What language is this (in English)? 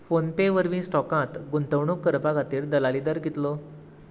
Konkani